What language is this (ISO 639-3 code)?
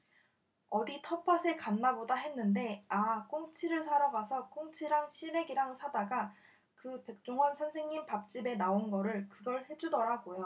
kor